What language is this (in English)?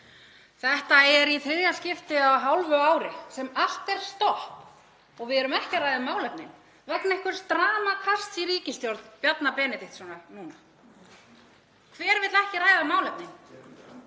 Icelandic